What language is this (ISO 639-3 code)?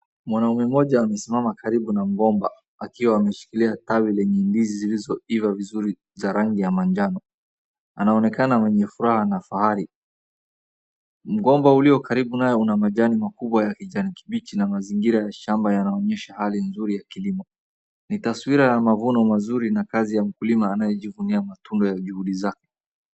swa